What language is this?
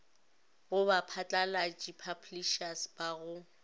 Northern Sotho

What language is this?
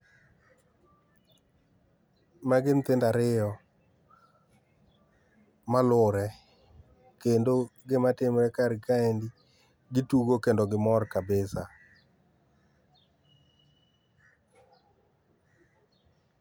Luo (Kenya and Tanzania)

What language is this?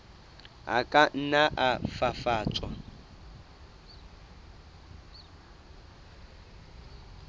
Southern Sotho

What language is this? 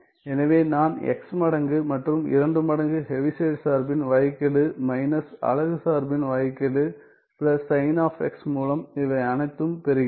Tamil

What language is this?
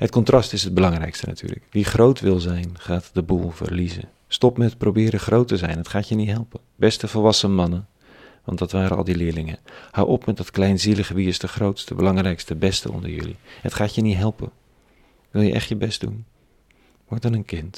Dutch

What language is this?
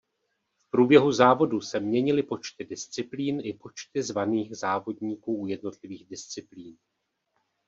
Czech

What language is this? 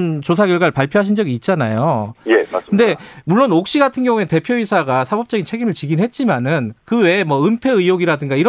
Korean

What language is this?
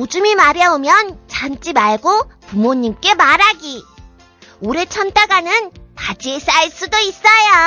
Korean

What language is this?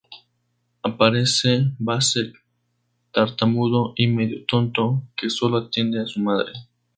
Spanish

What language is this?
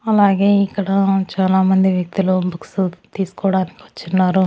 Telugu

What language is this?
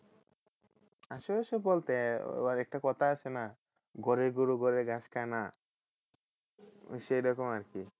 Bangla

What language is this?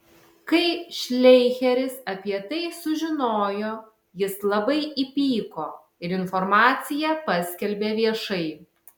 Lithuanian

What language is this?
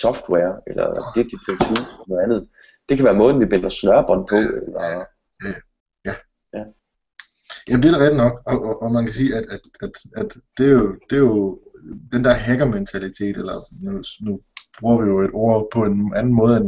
Danish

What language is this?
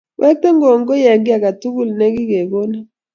Kalenjin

